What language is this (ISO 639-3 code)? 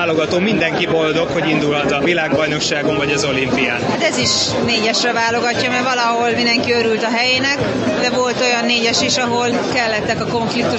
hun